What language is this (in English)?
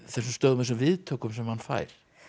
Icelandic